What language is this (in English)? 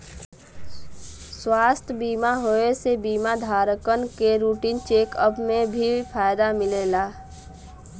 Bhojpuri